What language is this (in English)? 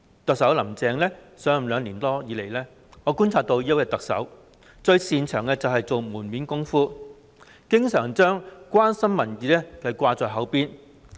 Cantonese